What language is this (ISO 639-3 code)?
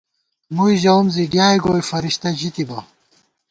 gwt